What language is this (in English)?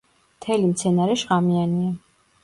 Georgian